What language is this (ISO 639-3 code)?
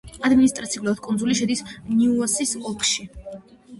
kat